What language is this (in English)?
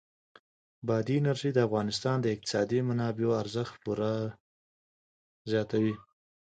Pashto